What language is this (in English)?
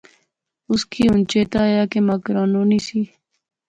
Pahari-Potwari